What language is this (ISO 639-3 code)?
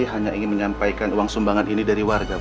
ind